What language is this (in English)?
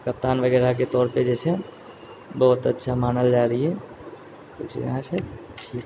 Maithili